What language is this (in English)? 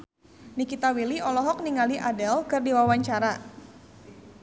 Sundanese